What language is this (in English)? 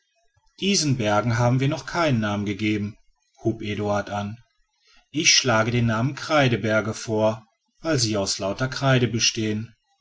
German